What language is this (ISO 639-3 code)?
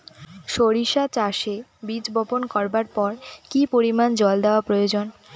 ben